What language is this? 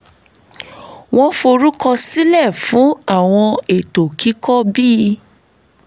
Yoruba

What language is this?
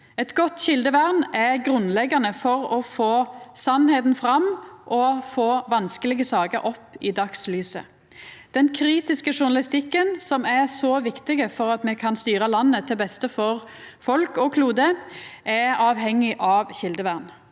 Norwegian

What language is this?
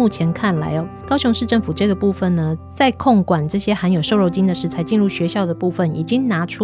Chinese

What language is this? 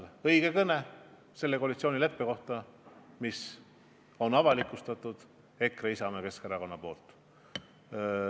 Estonian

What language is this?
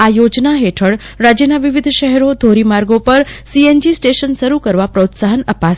Gujarati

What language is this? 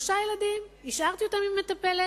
Hebrew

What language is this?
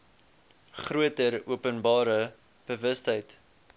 Afrikaans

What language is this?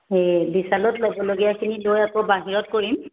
Assamese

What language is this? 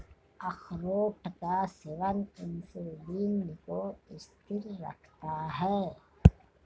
Hindi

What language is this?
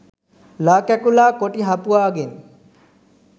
Sinhala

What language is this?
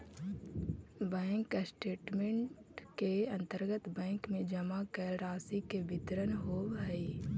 Magahi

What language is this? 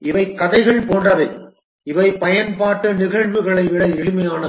Tamil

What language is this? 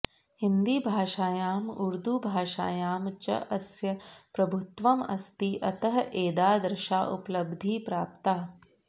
Sanskrit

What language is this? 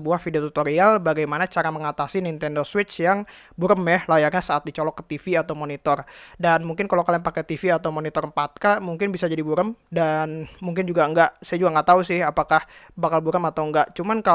Indonesian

